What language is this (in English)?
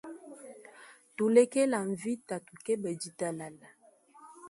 Luba-Lulua